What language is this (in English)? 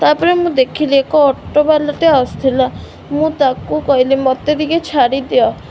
Odia